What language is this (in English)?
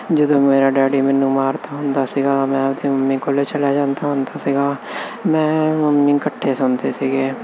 Punjabi